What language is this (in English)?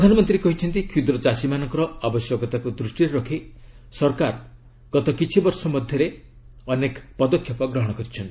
Odia